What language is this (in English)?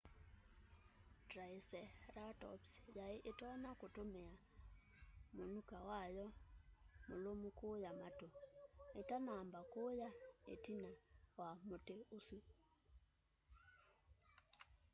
Kamba